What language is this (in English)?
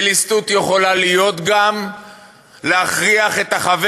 Hebrew